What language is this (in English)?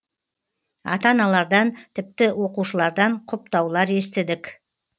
Kazakh